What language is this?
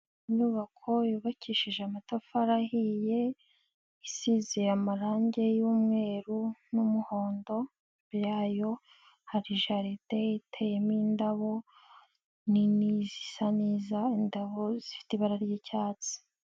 Kinyarwanda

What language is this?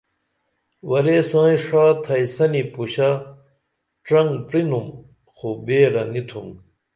Dameli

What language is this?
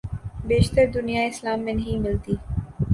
Urdu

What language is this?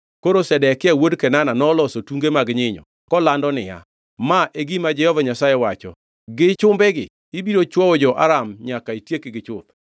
Luo (Kenya and Tanzania)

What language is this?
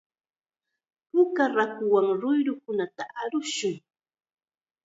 Chiquián Ancash Quechua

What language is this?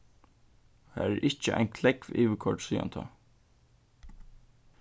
Faroese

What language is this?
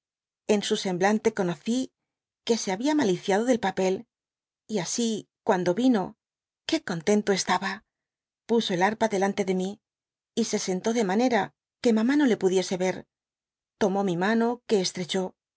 Spanish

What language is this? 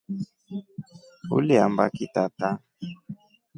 Rombo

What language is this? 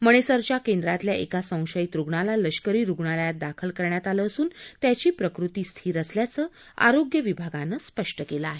Marathi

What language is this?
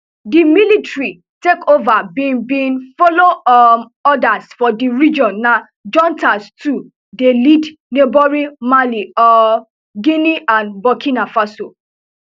Nigerian Pidgin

